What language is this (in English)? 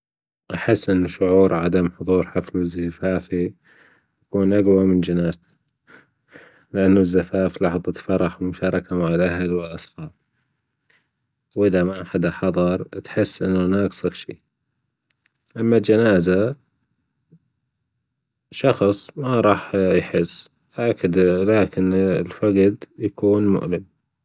Gulf Arabic